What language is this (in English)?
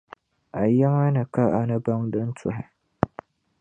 Dagbani